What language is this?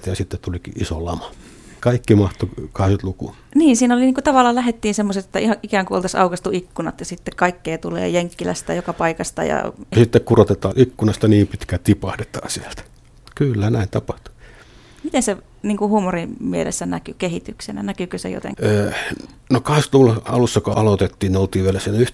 Finnish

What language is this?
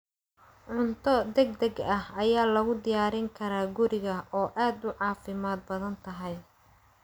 Somali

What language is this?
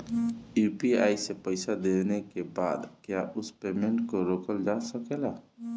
Bhojpuri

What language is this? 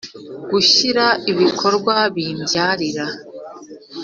Kinyarwanda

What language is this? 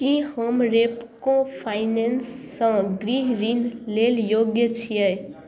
Maithili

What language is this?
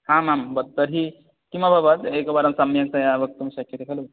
Sanskrit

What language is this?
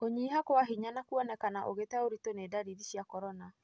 Kikuyu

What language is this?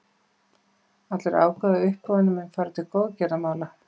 Icelandic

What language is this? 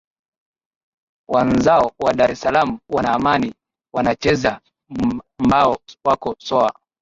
Swahili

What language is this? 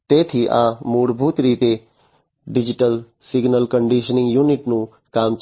Gujarati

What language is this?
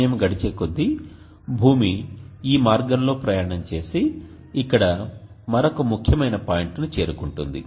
Telugu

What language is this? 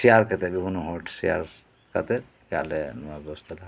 Santali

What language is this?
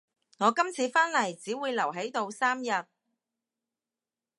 Cantonese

